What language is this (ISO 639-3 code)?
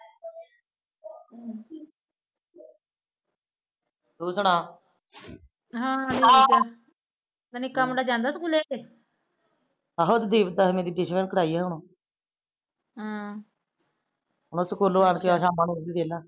pan